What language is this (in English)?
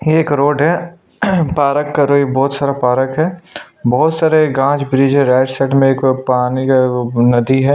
Hindi